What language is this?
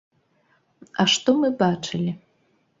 Belarusian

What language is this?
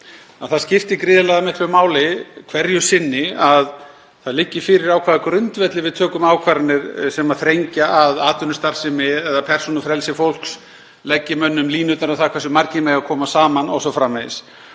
Icelandic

